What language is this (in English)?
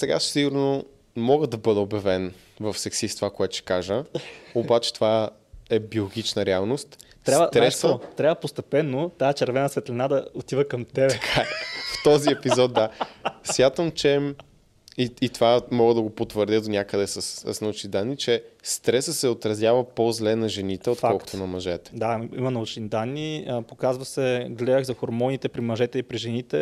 Bulgarian